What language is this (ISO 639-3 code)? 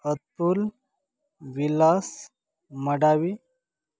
mar